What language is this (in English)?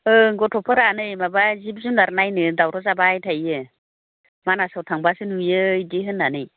Bodo